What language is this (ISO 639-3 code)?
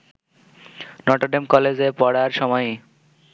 ben